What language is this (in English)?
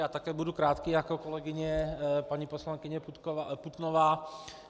Czech